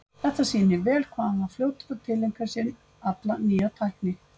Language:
Icelandic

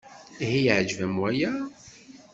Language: Kabyle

